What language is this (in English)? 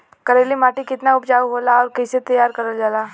Bhojpuri